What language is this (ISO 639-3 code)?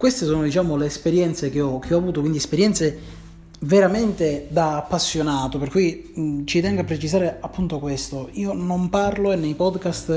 ita